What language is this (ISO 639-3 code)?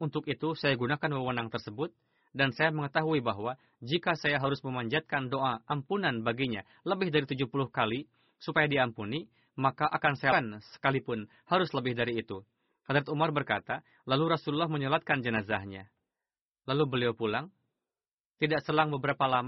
ind